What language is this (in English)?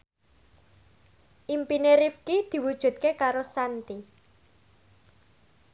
Javanese